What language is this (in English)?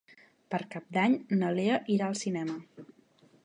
Catalan